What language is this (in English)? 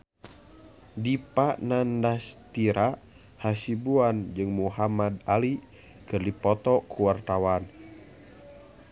Sundanese